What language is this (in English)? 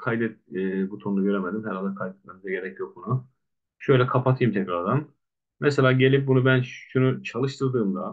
Turkish